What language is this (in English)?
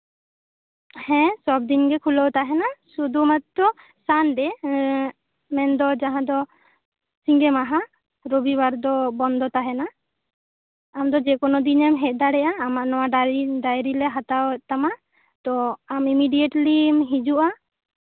Santali